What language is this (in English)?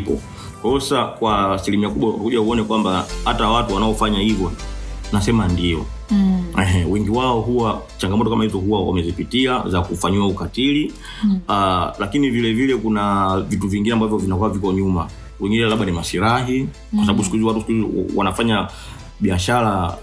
Swahili